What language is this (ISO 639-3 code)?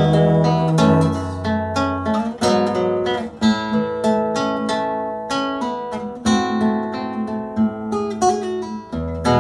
rus